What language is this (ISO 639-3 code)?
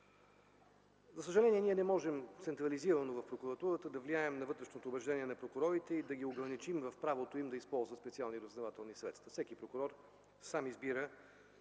bul